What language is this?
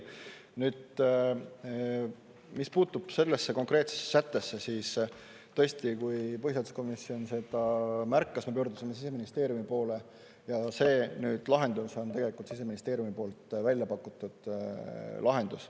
Estonian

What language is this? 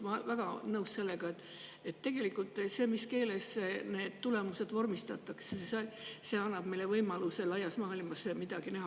Estonian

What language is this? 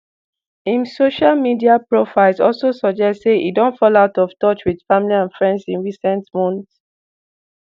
Nigerian Pidgin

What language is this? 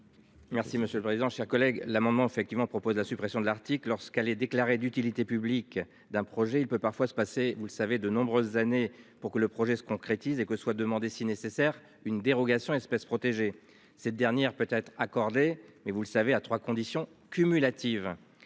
French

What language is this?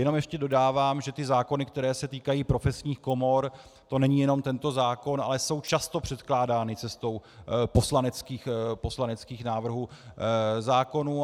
Czech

